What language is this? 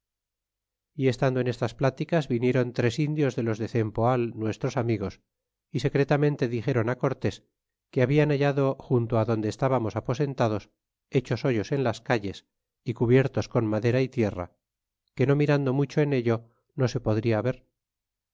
Spanish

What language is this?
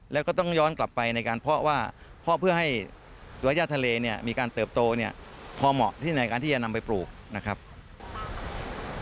Thai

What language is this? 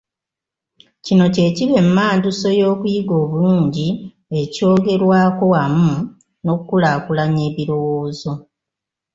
Ganda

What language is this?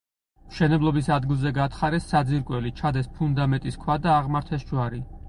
Georgian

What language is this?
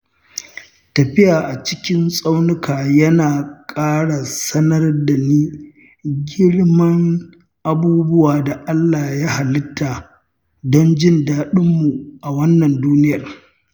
Hausa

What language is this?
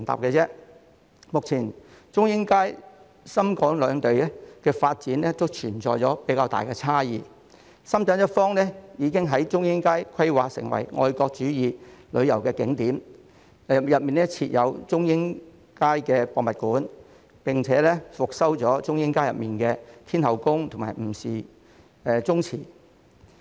Cantonese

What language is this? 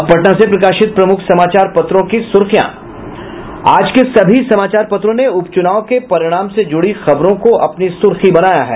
Hindi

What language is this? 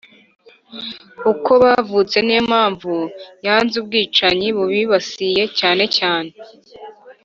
Kinyarwanda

